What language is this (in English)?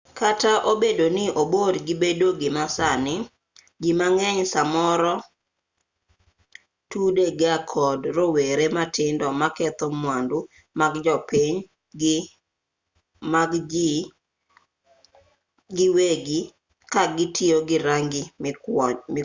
Luo (Kenya and Tanzania)